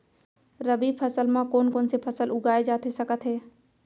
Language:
Chhattisgarhi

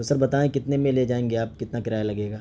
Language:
Urdu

